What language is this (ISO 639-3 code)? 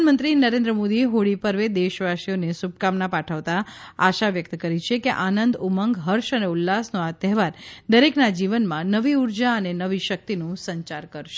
guj